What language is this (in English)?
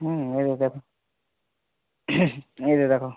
Odia